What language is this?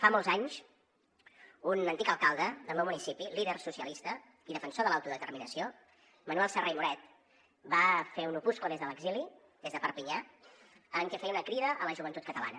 Catalan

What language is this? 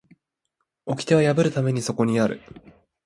Japanese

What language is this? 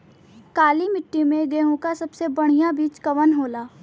Bhojpuri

